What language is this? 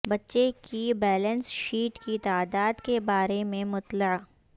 Urdu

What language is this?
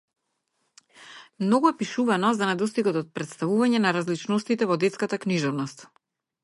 Macedonian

